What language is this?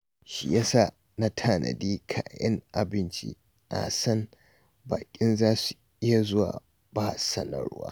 Hausa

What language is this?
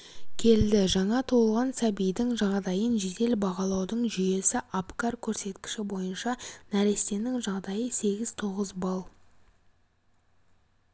Kazakh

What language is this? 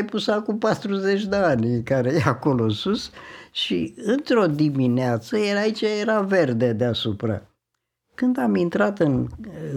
Romanian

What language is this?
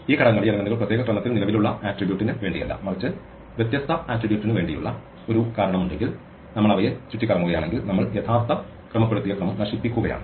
Malayalam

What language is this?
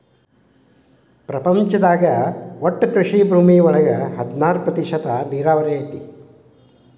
Kannada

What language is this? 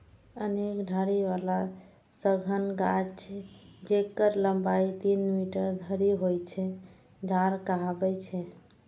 Maithili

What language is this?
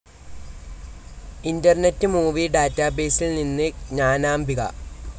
Malayalam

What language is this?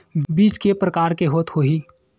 Chhattisgarhi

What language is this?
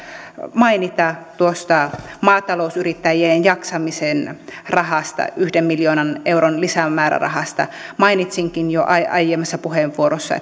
Finnish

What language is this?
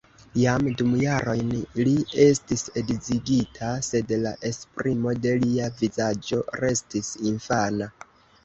Esperanto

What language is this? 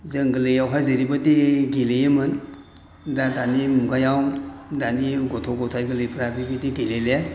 Bodo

